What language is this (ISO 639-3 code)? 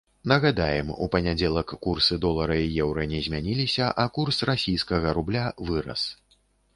bel